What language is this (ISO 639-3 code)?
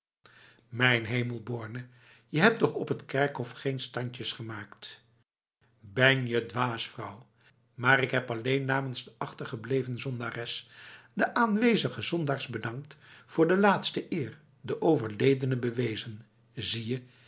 nld